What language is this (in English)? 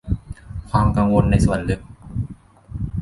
Thai